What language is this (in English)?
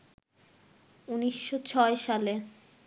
Bangla